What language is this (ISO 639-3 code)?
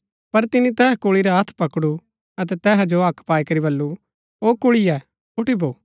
gbk